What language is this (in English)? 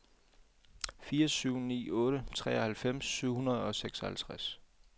Danish